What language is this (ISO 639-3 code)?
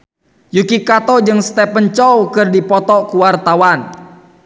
sun